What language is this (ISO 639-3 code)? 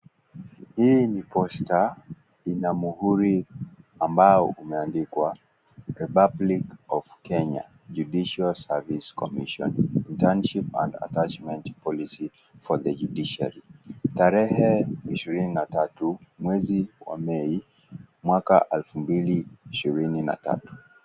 swa